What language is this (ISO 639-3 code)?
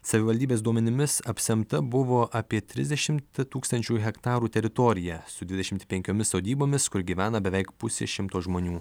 lit